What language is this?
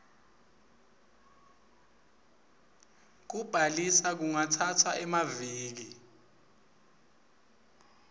Swati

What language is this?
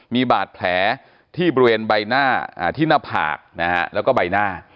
Thai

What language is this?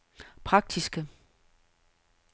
Danish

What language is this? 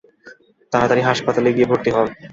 Bangla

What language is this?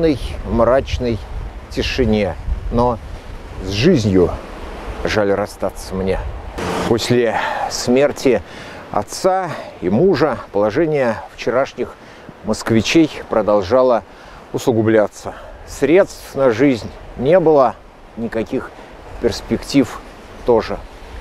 Russian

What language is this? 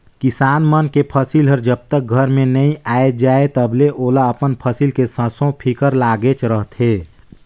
Chhattisgarhi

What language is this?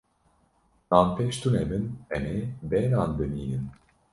Kurdish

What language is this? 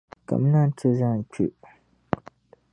Dagbani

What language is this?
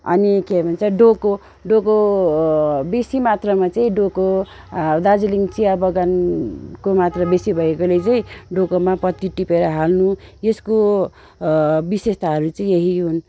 Nepali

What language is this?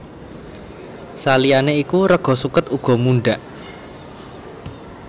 Javanese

